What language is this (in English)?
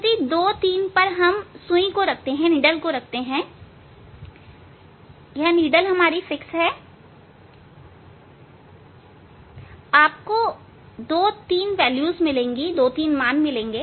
Hindi